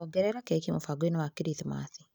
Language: Kikuyu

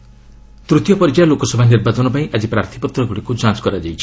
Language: Odia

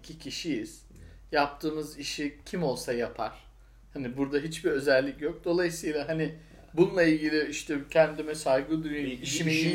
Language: Turkish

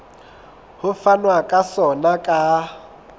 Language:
Southern Sotho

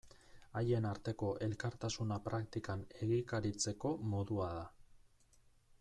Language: Basque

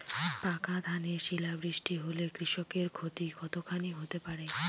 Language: Bangla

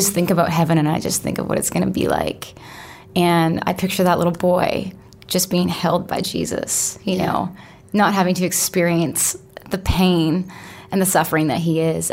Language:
English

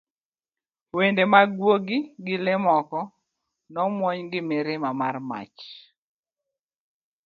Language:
Luo (Kenya and Tanzania)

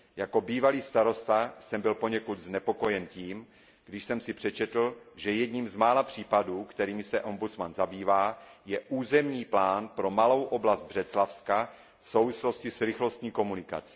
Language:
Czech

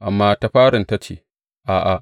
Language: Hausa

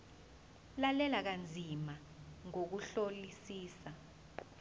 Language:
Zulu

